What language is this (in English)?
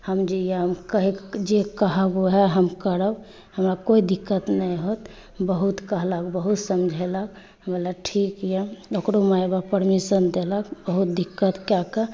Maithili